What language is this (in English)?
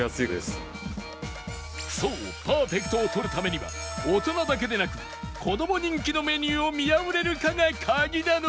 Japanese